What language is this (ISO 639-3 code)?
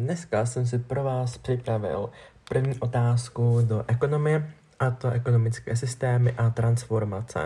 ces